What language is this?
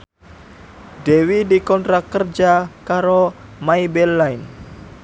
Javanese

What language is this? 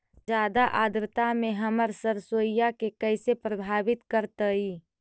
Magahi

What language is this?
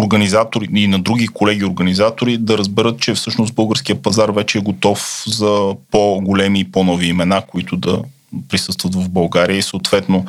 Bulgarian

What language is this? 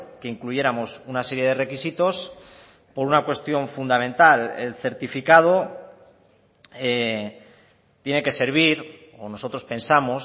Spanish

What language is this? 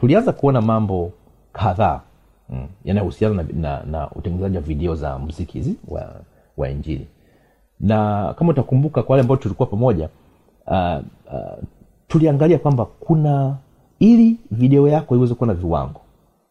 Swahili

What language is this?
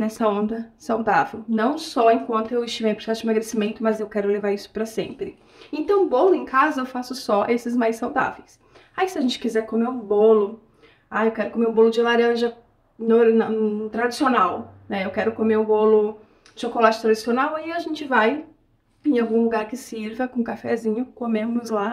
Portuguese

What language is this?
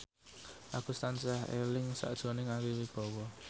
Javanese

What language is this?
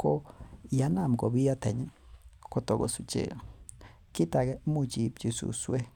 Kalenjin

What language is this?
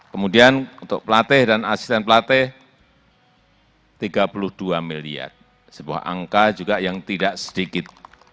Indonesian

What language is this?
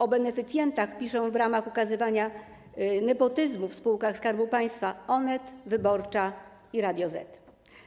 Polish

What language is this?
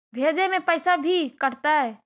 Magahi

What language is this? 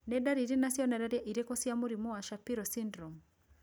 Kikuyu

